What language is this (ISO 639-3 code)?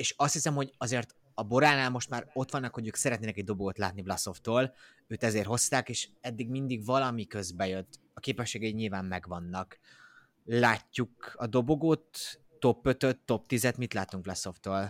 hun